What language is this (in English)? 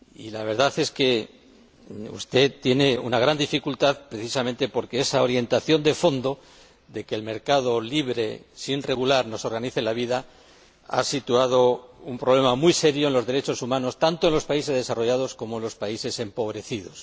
Spanish